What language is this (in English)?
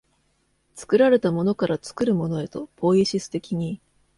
Japanese